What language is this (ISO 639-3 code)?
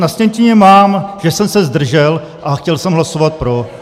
ces